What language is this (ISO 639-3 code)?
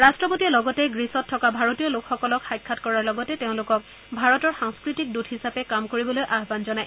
asm